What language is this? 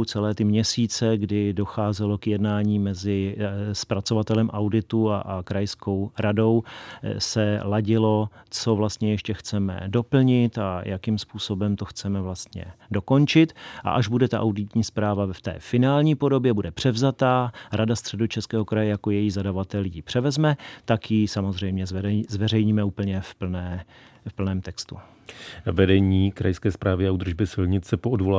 Czech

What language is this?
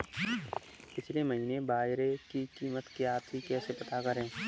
Hindi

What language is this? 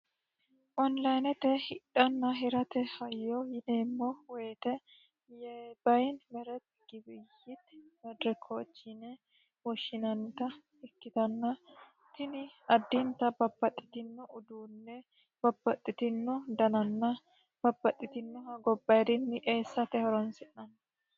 Sidamo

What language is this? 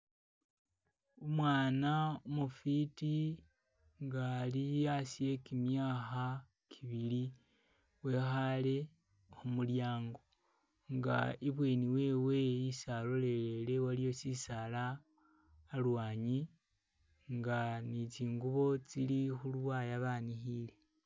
Masaaba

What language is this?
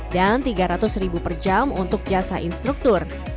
Indonesian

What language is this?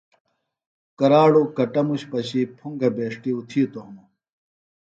Phalura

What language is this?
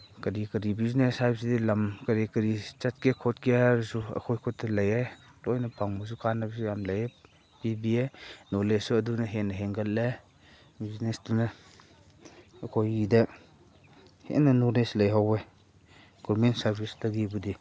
Manipuri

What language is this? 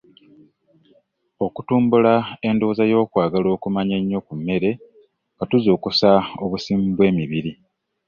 Ganda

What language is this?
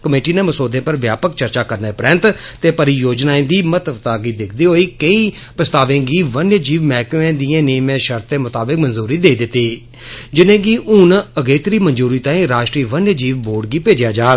Dogri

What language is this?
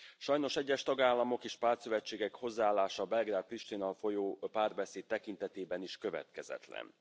Hungarian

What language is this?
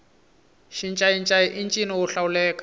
Tsonga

